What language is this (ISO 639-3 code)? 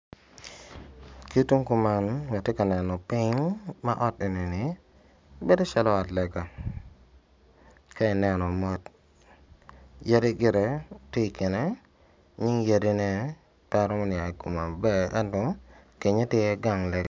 ach